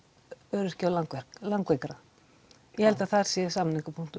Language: Icelandic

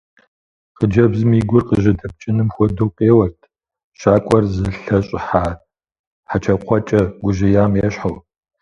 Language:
Kabardian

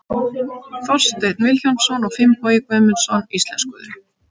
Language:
Icelandic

